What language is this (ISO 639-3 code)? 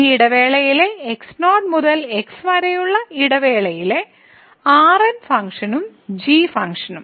mal